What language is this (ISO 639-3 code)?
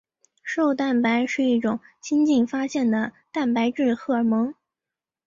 zho